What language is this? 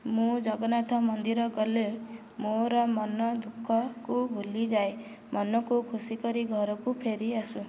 Odia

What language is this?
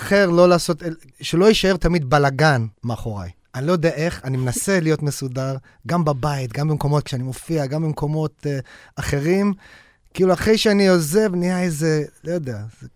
Hebrew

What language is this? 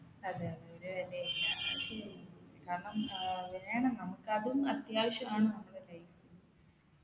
Malayalam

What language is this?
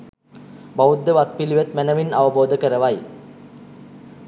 Sinhala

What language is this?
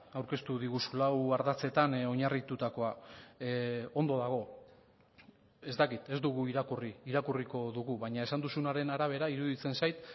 Basque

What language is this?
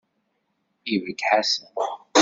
Kabyle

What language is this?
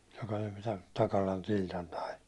Finnish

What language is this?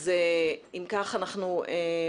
Hebrew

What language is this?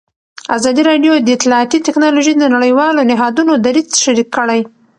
Pashto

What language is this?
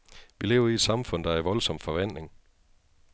Danish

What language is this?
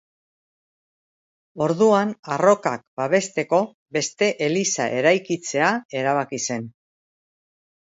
Basque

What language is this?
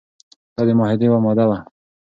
Pashto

